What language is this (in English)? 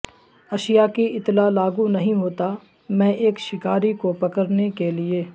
Urdu